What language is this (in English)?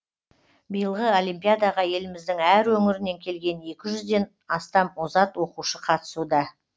Kazakh